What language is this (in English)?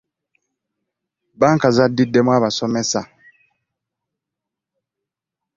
Ganda